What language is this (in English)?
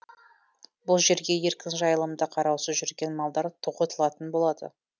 Kazakh